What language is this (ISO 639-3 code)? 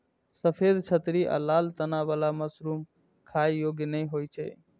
mai